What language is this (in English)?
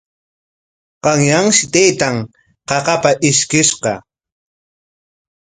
Corongo Ancash Quechua